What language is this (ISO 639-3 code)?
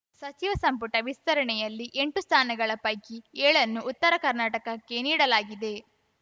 kan